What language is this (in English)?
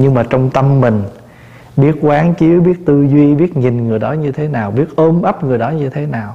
Vietnamese